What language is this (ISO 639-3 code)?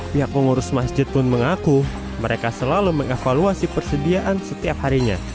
ind